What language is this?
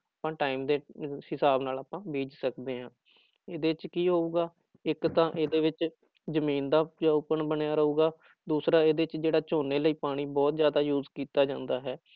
Punjabi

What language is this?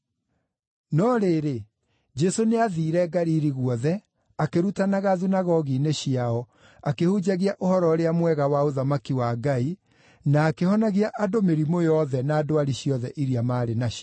Kikuyu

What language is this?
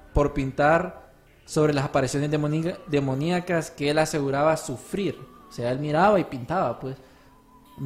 Spanish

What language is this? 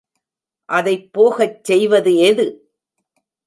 Tamil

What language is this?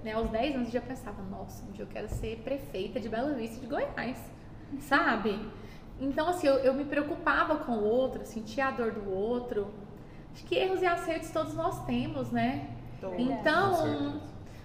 Portuguese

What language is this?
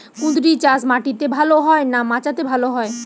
Bangla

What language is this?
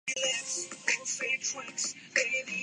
Urdu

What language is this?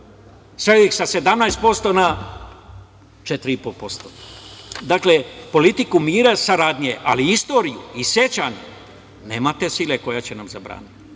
Serbian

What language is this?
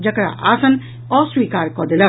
Maithili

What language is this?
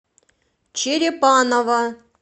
Russian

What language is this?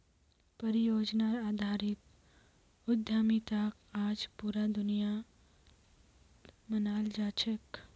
Magahi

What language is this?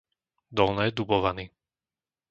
Slovak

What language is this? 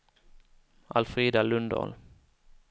Swedish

